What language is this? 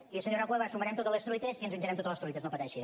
Catalan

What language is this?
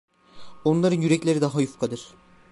Turkish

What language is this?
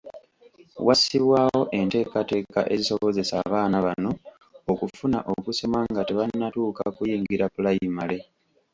Ganda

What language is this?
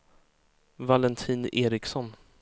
Swedish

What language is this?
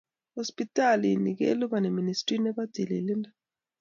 Kalenjin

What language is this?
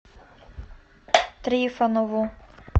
Russian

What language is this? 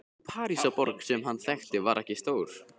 Icelandic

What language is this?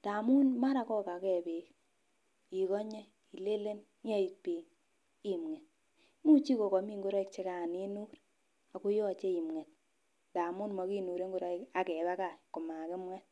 Kalenjin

